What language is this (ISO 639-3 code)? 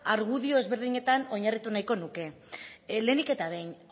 eus